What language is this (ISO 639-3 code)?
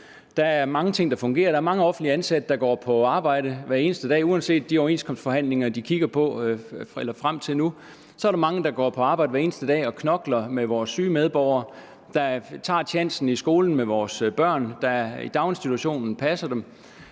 dan